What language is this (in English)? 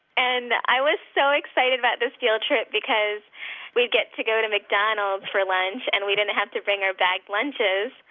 English